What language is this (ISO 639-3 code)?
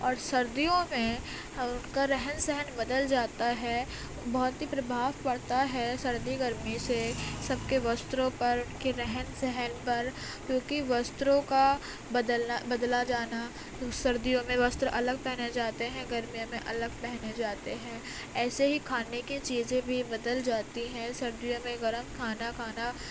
urd